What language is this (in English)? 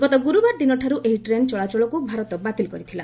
Odia